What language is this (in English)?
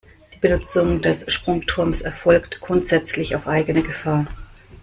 German